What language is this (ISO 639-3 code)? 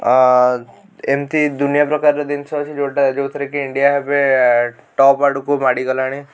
ori